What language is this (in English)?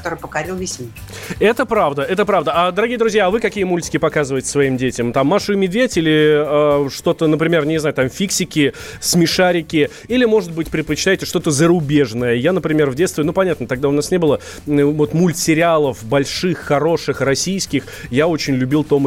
Russian